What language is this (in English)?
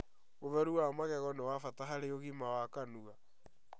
Kikuyu